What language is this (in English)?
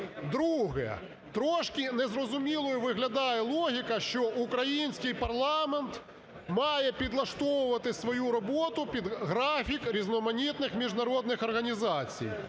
Ukrainian